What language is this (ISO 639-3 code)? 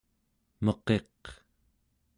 esu